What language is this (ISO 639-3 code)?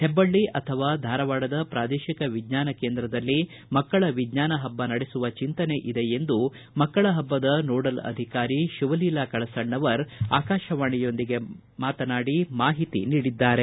kan